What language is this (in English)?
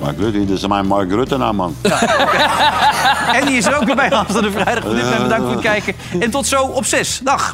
Dutch